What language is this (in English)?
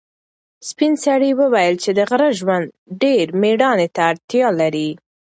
Pashto